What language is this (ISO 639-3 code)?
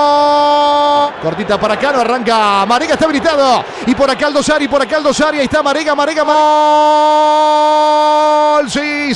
spa